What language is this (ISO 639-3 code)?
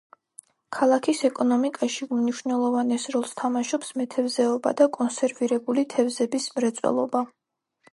kat